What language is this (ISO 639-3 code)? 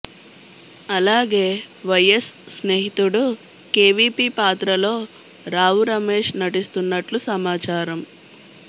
tel